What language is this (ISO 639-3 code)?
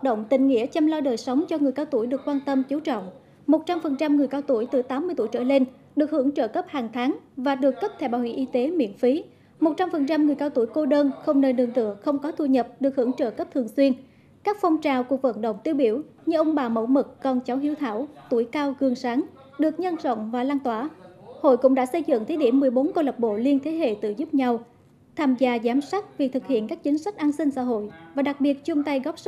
vie